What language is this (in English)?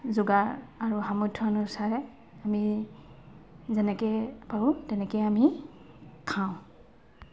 Assamese